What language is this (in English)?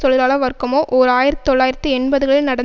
Tamil